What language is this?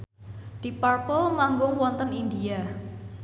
Javanese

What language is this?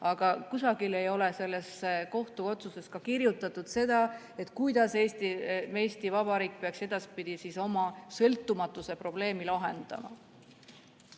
Estonian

